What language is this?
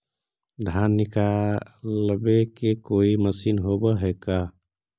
Magahi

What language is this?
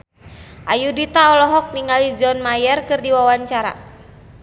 Sundanese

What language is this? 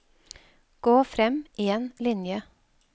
Norwegian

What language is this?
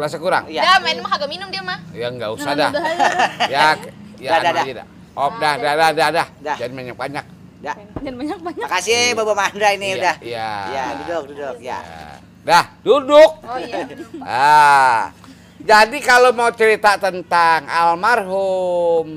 Indonesian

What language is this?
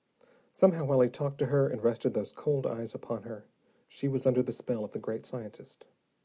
English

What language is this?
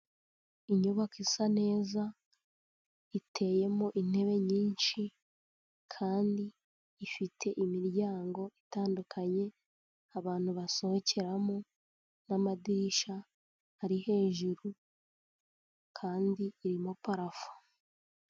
Kinyarwanda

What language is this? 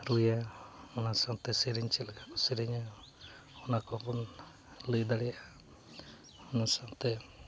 Santali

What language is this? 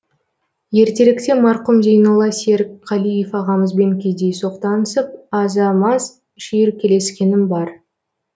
Kazakh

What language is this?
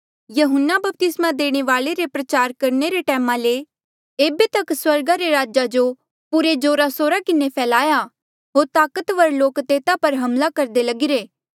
Mandeali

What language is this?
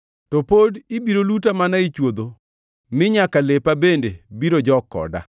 Luo (Kenya and Tanzania)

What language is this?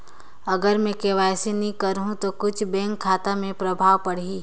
Chhattisgarhi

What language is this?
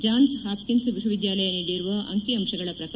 Kannada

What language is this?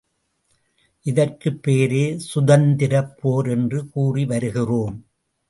Tamil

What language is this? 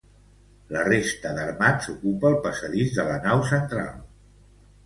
Catalan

